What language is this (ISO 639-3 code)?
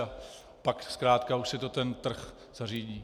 ces